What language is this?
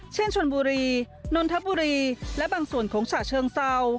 Thai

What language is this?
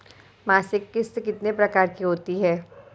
Hindi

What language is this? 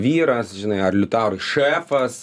Lithuanian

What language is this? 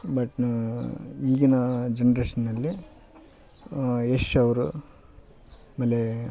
Kannada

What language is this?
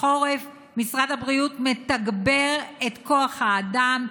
Hebrew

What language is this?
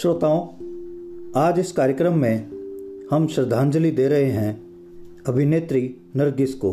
Hindi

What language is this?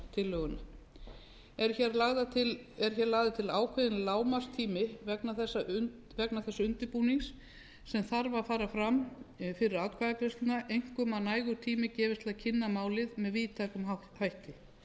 Icelandic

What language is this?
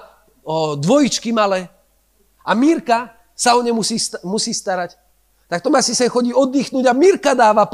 Slovak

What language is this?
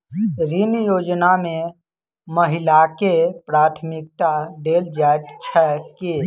Maithili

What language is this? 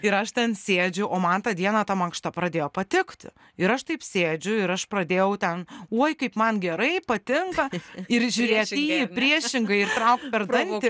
Lithuanian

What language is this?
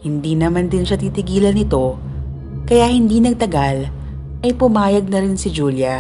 Filipino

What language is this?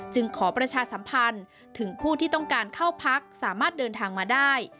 Thai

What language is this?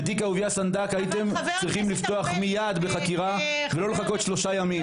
Hebrew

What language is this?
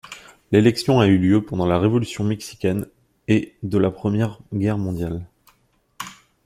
French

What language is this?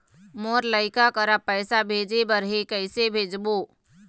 Chhattisgarhi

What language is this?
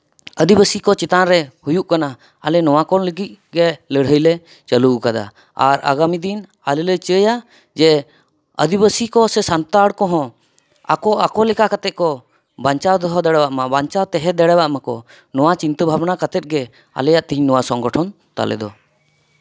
Santali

